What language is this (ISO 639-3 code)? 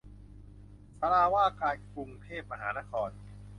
tha